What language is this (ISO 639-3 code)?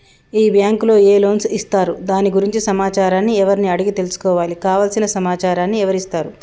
tel